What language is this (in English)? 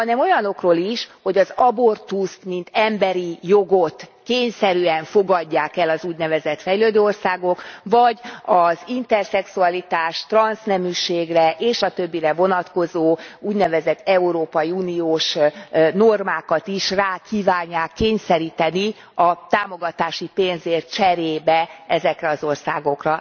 Hungarian